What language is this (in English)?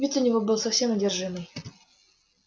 Russian